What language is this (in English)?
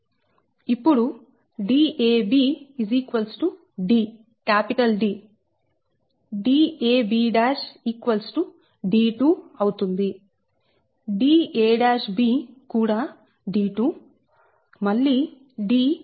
Telugu